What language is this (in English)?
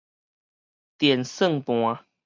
Min Nan Chinese